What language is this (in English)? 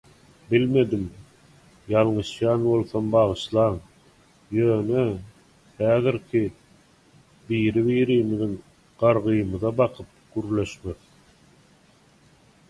Turkmen